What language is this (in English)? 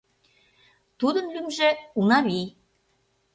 Mari